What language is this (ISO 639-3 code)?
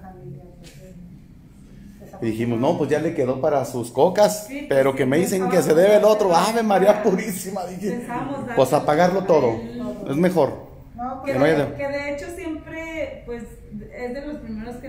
spa